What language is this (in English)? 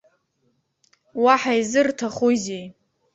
Abkhazian